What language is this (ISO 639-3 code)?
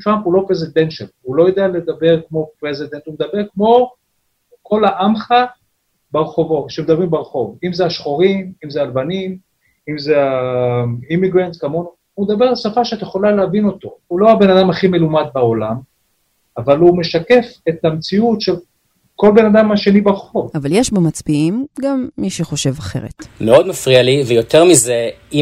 heb